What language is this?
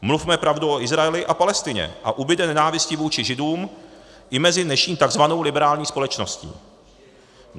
Czech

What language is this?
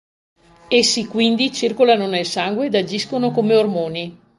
Italian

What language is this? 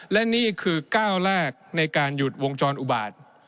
Thai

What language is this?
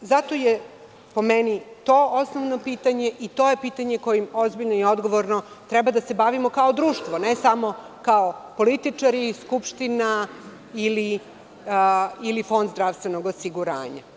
Serbian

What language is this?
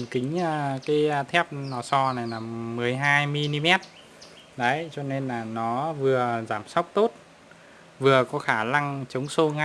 Vietnamese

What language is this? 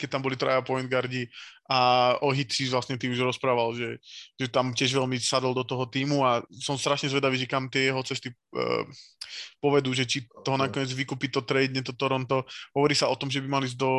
Slovak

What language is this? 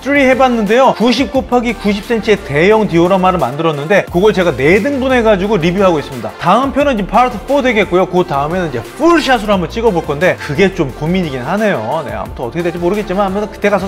Korean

